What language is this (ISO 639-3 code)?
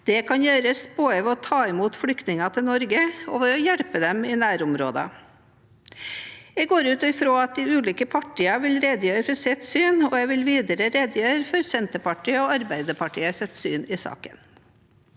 nor